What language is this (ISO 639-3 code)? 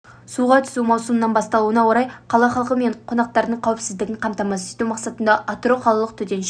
kaz